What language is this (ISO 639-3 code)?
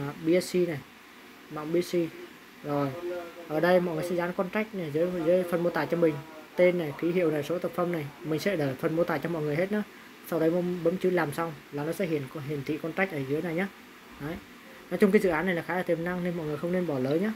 vie